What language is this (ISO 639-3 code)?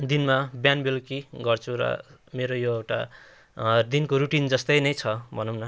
nep